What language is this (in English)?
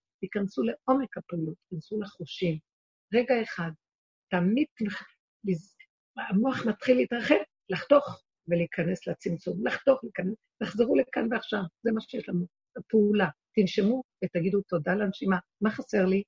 Hebrew